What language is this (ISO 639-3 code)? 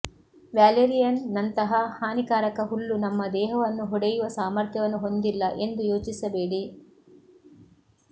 kan